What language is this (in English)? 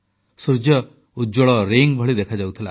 Odia